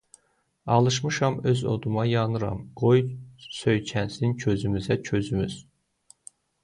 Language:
Azerbaijani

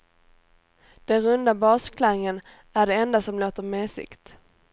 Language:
Swedish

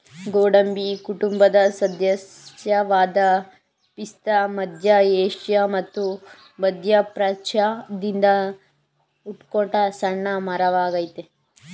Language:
Kannada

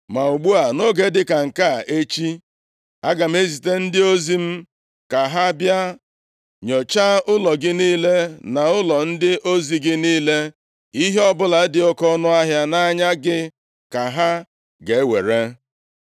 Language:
Igbo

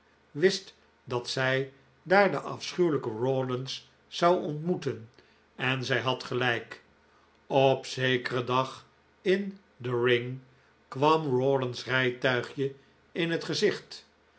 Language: Dutch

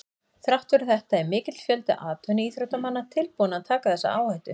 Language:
Icelandic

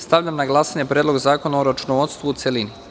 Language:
Serbian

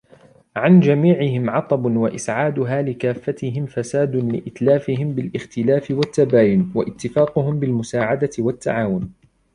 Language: Arabic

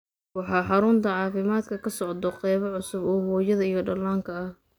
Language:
Somali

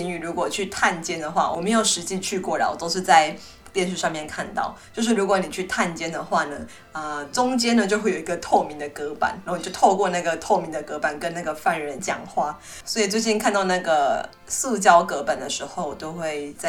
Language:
Chinese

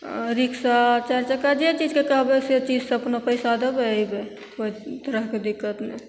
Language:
Maithili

